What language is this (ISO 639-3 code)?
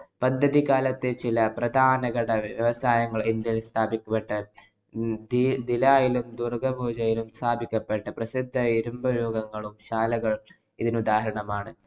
mal